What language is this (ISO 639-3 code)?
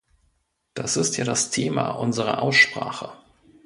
deu